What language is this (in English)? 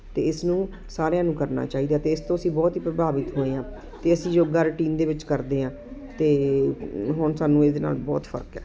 Punjabi